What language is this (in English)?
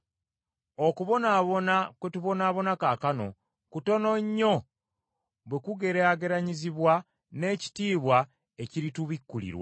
Ganda